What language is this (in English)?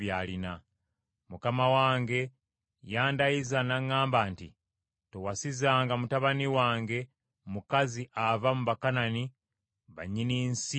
Ganda